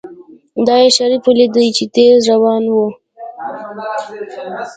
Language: Pashto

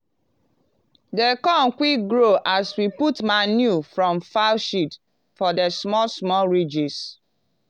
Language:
Nigerian Pidgin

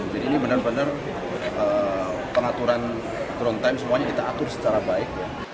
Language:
Indonesian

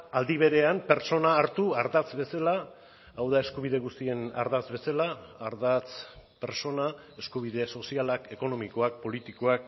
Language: Basque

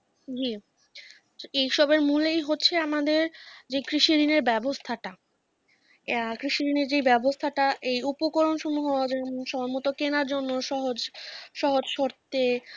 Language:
Bangla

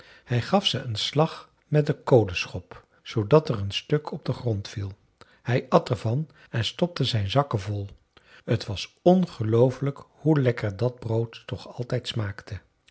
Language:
Dutch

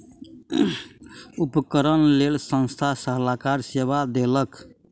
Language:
Maithili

